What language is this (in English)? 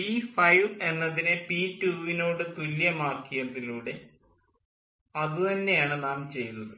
Malayalam